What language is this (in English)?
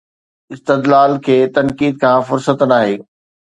Sindhi